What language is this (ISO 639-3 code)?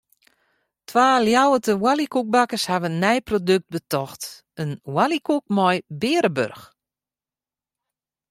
fry